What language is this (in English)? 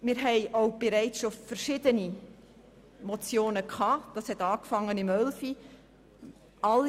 Swiss German